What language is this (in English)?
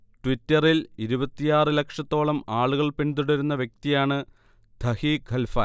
Malayalam